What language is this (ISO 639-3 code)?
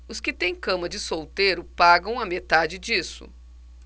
por